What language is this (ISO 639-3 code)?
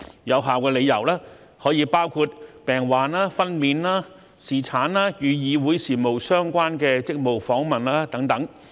yue